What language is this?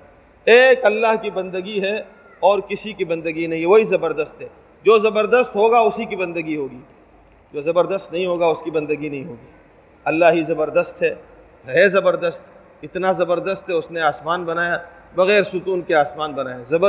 Urdu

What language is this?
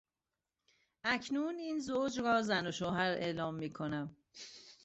Persian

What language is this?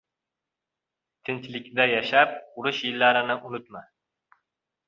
Uzbek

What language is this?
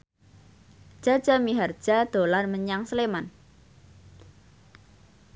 Javanese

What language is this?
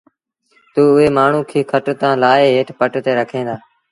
Sindhi Bhil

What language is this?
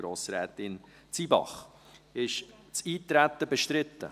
Swiss German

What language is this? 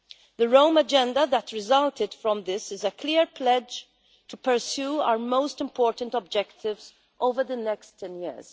English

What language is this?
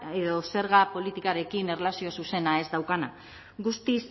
Basque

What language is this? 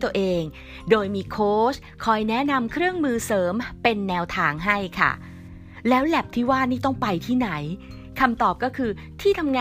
Thai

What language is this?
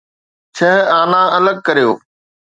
Sindhi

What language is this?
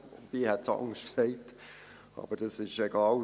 Swiss German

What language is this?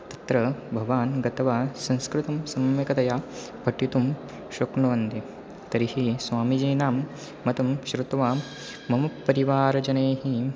Sanskrit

